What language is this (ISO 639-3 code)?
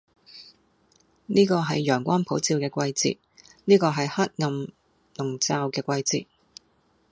yue